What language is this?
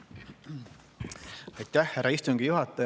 Estonian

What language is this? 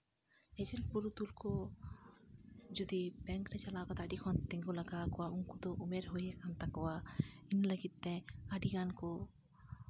Santali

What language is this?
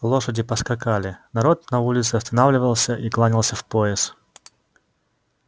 Russian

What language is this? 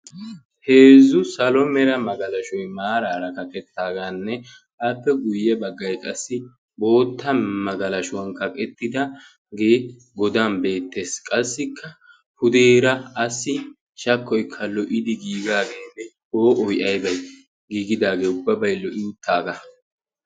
Wolaytta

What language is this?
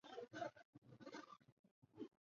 Chinese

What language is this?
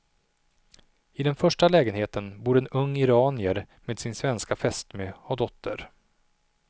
Swedish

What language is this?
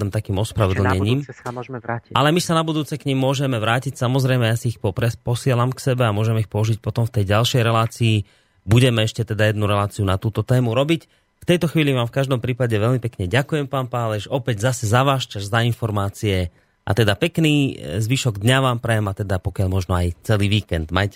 Slovak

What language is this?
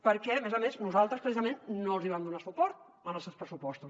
Catalan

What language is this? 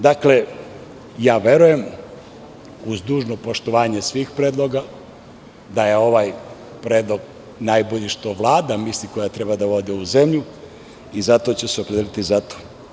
Serbian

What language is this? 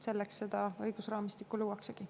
Estonian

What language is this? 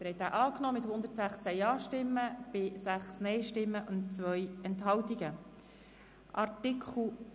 Swiss German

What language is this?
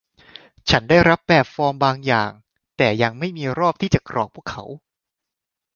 Thai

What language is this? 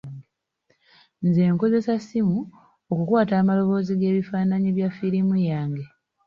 Ganda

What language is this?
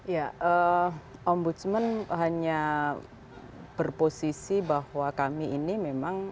Indonesian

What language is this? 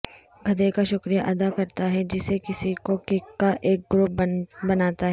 Urdu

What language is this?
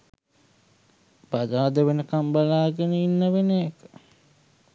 Sinhala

